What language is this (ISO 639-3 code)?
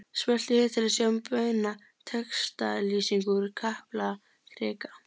isl